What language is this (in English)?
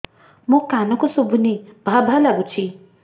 Odia